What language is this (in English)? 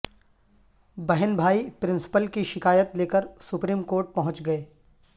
Urdu